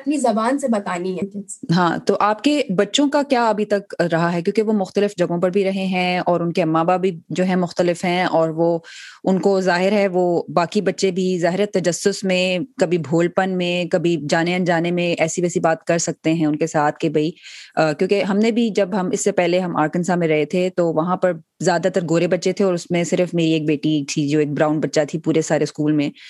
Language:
Urdu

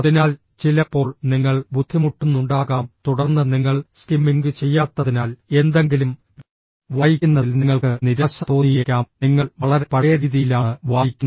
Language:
Malayalam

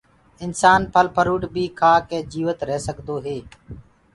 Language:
Gurgula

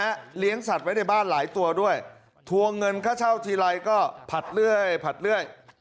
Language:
Thai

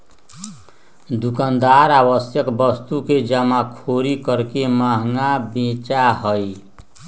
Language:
Magahi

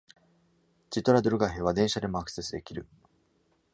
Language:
Japanese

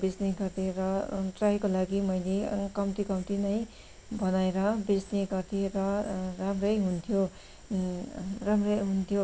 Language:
Nepali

